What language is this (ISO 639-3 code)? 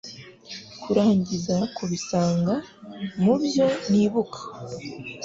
kin